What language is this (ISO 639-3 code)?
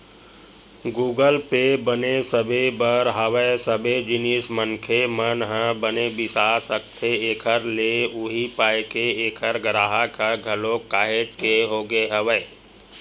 hne